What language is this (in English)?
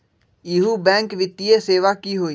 Magahi